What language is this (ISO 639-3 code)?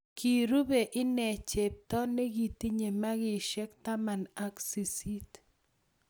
kln